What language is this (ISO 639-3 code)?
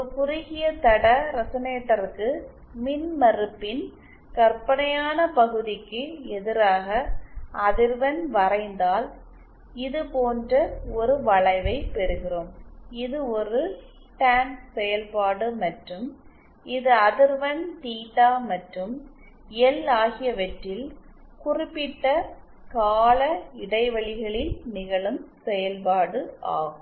tam